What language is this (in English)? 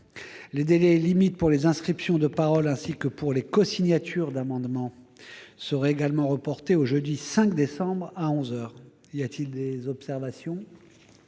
French